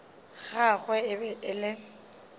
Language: Northern Sotho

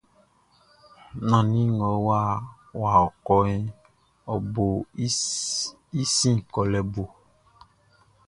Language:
Baoulé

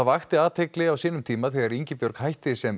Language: Icelandic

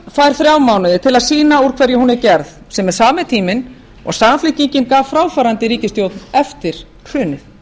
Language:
Icelandic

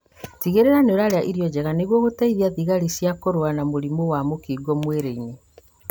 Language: Kikuyu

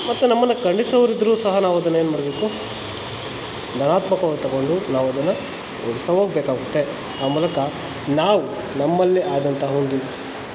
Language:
Kannada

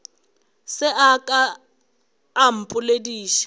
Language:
Northern Sotho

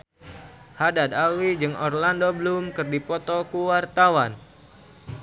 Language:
Sundanese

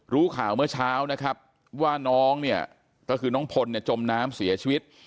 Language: Thai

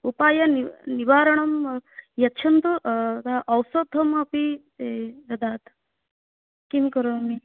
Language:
Sanskrit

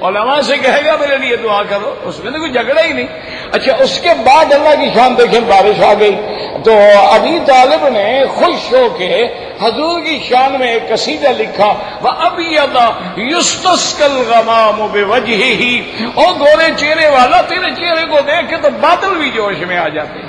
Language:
Arabic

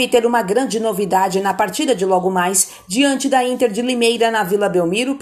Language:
Portuguese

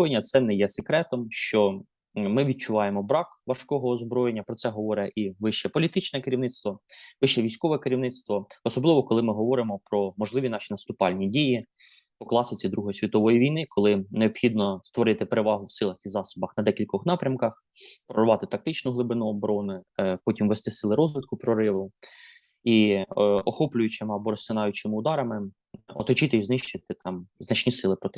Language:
Ukrainian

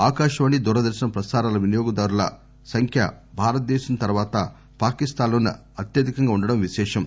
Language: Telugu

